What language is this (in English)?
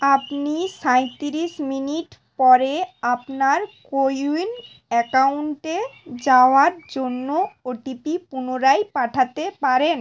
Bangla